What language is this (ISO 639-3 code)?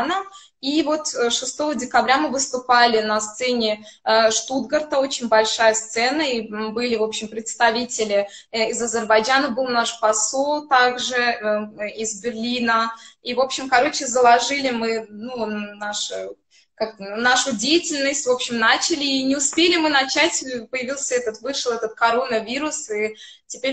rus